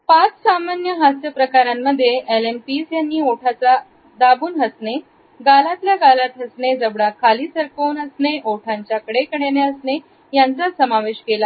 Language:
Marathi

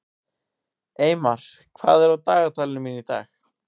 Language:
Icelandic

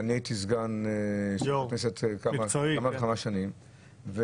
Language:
Hebrew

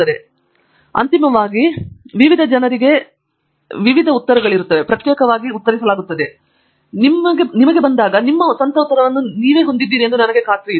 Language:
Kannada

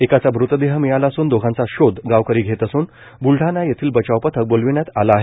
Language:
Marathi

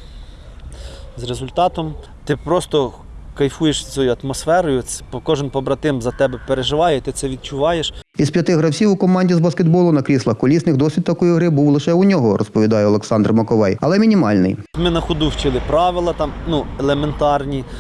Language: Ukrainian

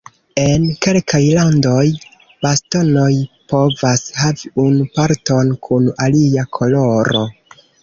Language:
Esperanto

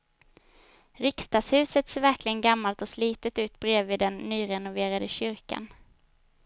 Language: Swedish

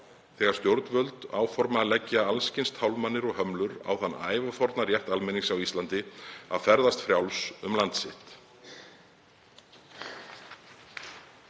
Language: Icelandic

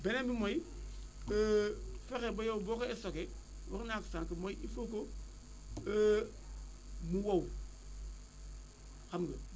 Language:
Wolof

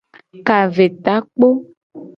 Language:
Gen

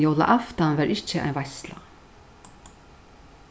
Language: Faroese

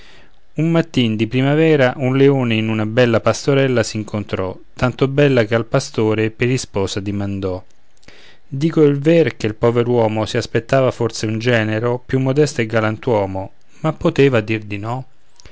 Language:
Italian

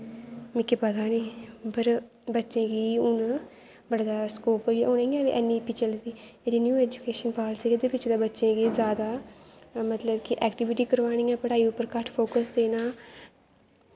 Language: Dogri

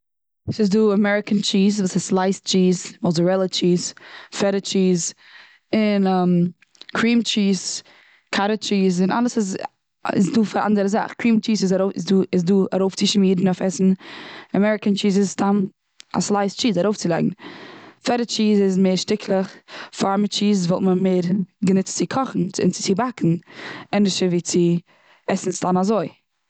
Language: Yiddish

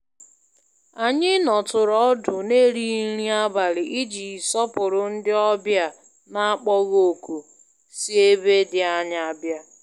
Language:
Igbo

